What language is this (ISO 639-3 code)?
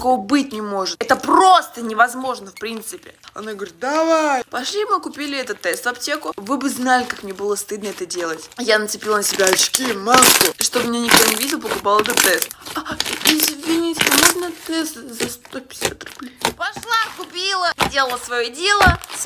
rus